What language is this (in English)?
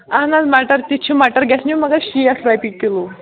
Kashmiri